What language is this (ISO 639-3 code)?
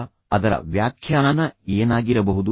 kan